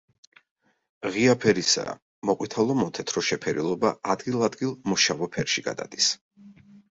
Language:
Georgian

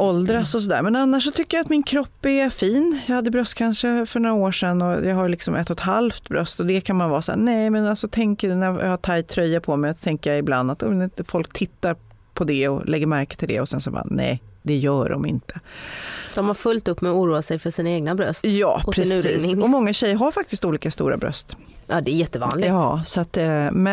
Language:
Swedish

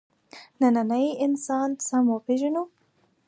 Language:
Pashto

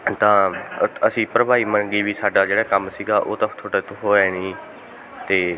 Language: Punjabi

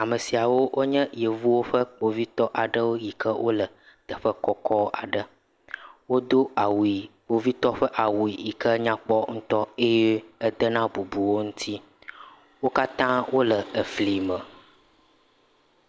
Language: Ewe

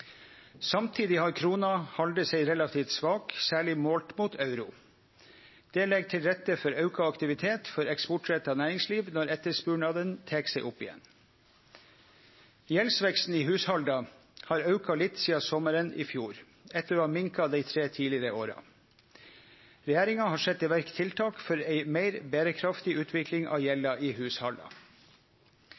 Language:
Norwegian Nynorsk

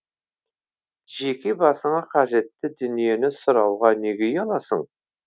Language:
Kazakh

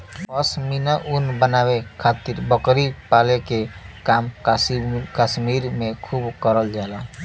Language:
Bhojpuri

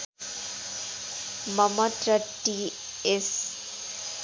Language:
Nepali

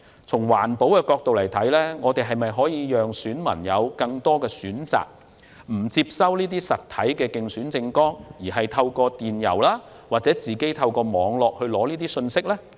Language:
Cantonese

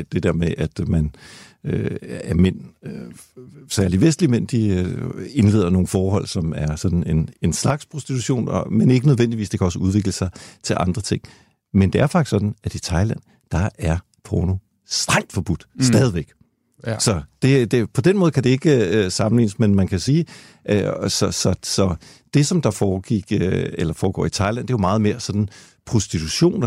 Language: Danish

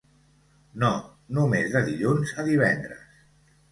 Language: Catalan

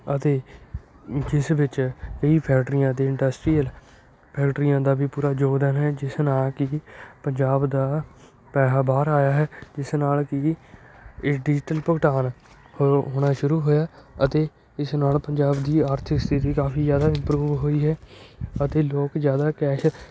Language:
Punjabi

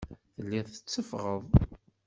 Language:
Kabyle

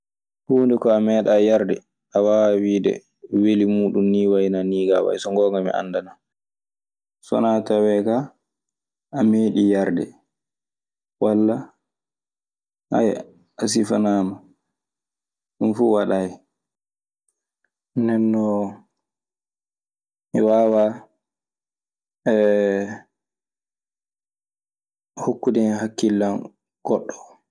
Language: Maasina Fulfulde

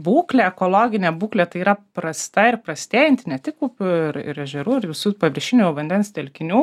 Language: Lithuanian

